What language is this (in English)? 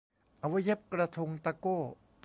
Thai